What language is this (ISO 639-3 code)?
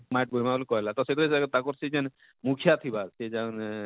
ori